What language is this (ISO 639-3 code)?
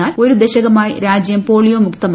mal